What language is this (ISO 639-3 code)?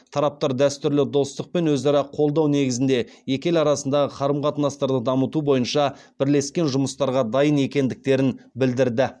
kaz